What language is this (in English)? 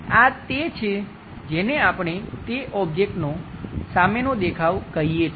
Gujarati